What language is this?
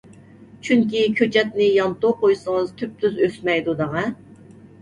Uyghur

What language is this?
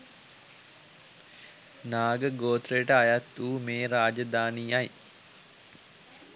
Sinhala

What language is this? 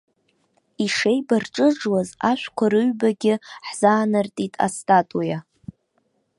Abkhazian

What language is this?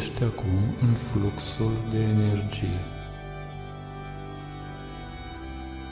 Romanian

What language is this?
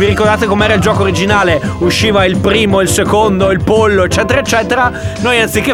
Italian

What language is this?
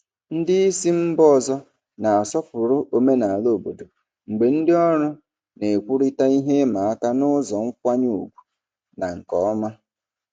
Igbo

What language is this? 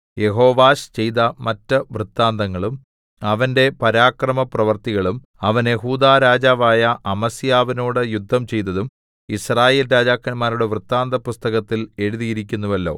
Malayalam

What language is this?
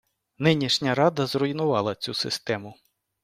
Ukrainian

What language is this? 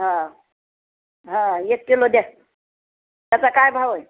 Marathi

